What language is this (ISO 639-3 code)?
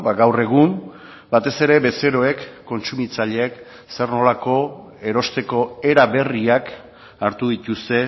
eus